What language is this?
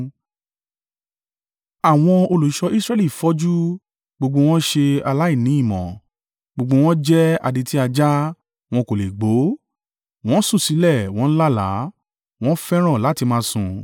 Yoruba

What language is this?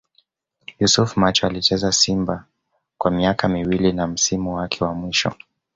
Swahili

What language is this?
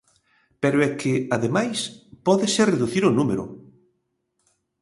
Galician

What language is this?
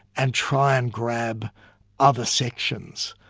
English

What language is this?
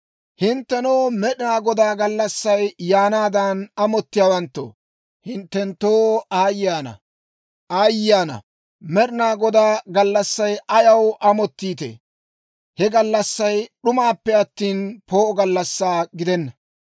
Dawro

